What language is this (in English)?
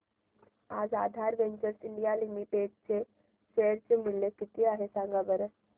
Marathi